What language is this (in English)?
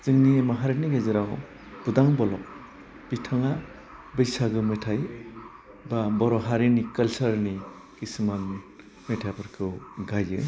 Bodo